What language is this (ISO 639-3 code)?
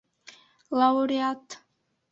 bak